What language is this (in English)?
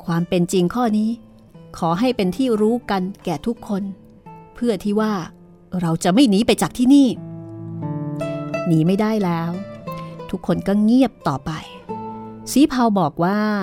Thai